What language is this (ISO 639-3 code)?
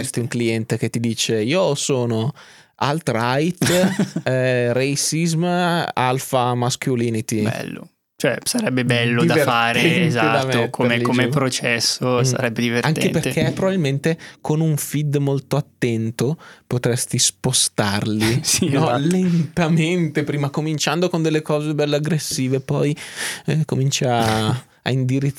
ita